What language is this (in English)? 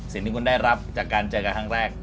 Thai